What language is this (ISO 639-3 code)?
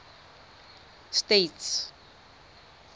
tsn